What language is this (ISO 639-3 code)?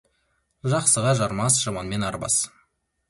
kaz